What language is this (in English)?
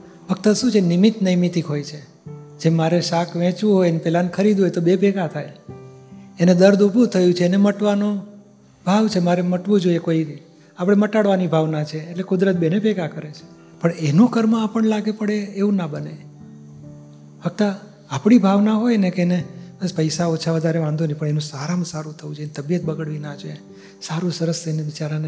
Gujarati